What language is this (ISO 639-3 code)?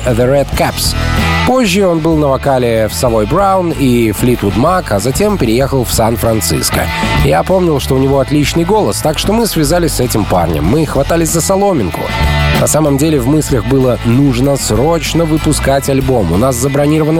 rus